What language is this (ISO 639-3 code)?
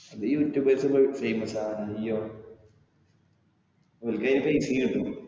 mal